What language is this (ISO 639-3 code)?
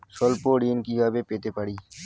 ben